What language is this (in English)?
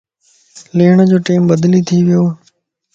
Lasi